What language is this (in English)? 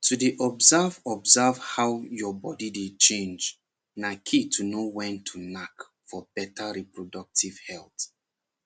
Nigerian Pidgin